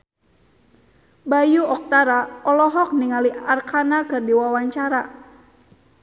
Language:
Sundanese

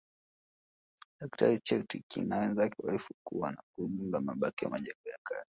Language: Swahili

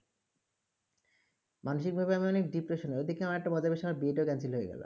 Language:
Bangla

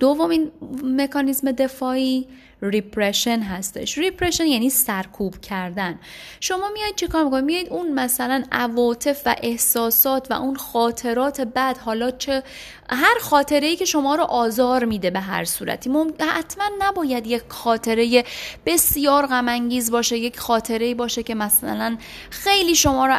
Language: Persian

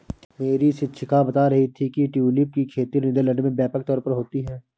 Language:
Hindi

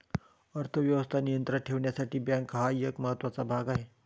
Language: Marathi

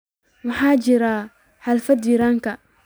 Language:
Somali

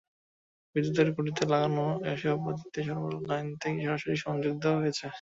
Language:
Bangla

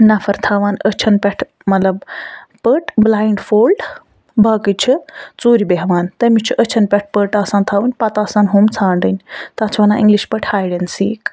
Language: Kashmiri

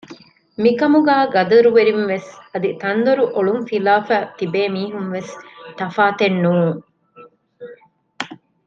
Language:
Divehi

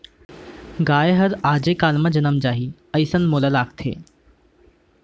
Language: Chhattisgarhi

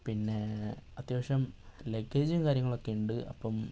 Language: Malayalam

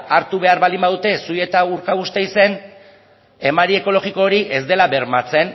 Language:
Basque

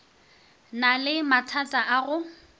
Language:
Northern Sotho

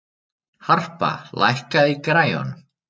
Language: Icelandic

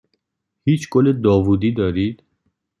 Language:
Persian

